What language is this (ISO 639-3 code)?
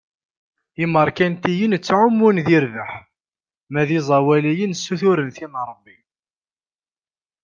kab